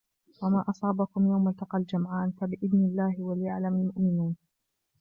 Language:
Arabic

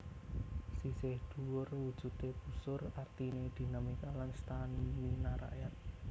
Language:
Javanese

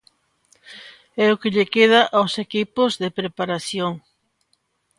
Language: Galician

